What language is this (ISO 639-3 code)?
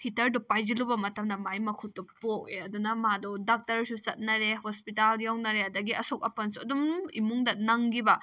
mni